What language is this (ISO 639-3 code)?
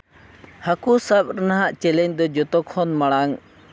sat